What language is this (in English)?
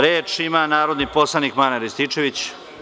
Serbian